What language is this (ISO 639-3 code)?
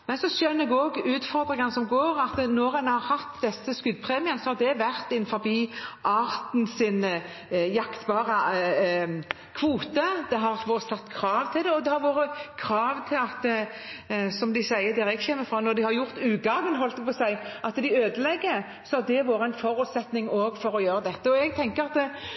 nob